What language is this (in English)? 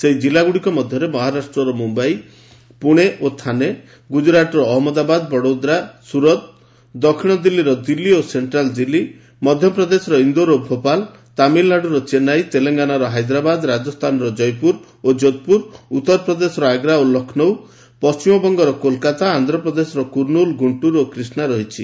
Odia